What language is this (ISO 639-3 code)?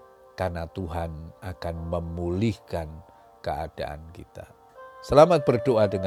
ind